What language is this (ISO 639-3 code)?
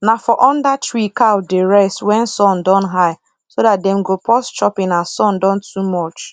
pcm